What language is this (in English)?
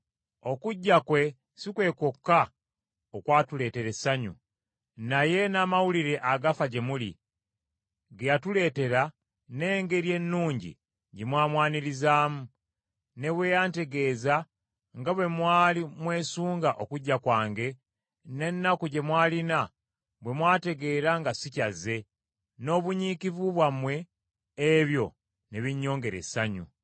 Ganda